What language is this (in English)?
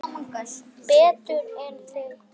Icelandic